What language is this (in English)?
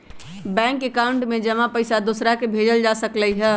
Magahi